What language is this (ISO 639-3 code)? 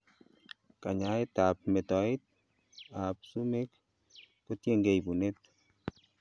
kln